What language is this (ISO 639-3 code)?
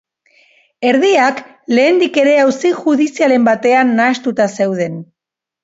eus